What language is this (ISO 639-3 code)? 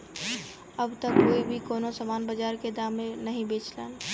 bho